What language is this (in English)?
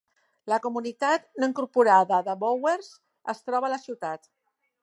Catalan